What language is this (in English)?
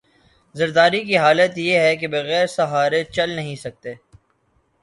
Urdu